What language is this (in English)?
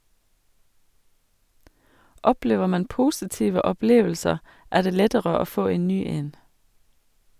Norwegian